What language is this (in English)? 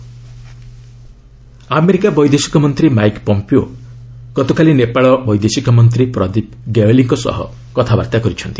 Odia